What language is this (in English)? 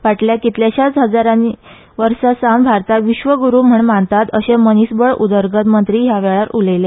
Konkani